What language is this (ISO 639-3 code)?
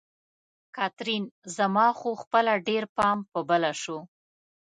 pus